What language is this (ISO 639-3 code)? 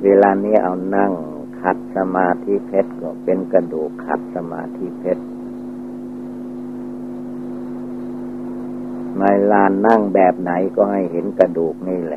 tha